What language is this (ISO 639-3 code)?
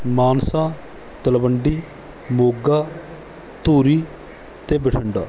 pan